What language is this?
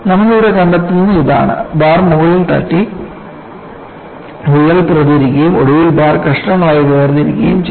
Malayalam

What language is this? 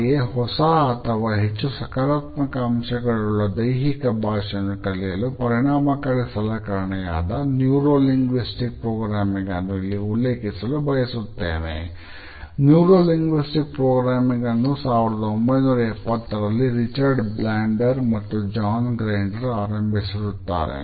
Kannada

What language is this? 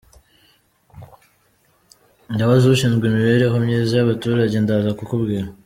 Kinyarwanda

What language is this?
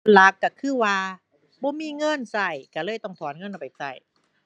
Thai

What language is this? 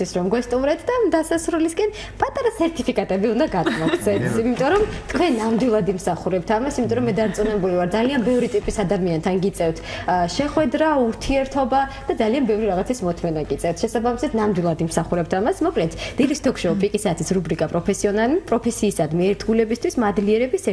German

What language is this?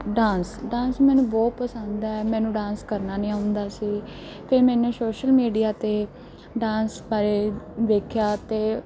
Punjabi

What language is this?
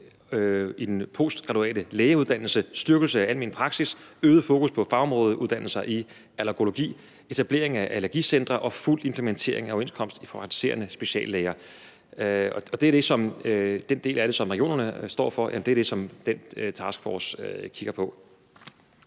Danish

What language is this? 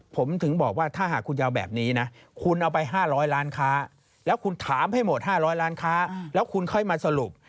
Thai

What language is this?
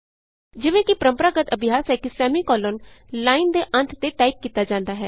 Punjabi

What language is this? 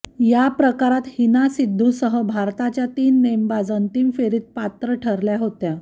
Marathi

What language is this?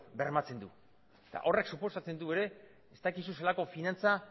Basque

